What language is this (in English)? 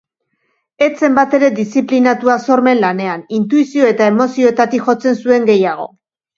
Basque